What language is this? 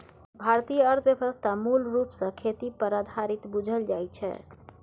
Maithili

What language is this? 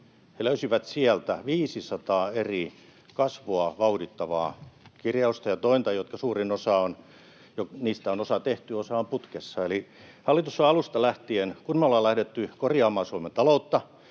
Finnish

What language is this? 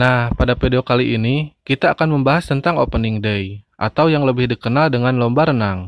Indonesian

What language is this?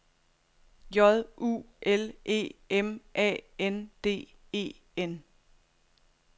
Danish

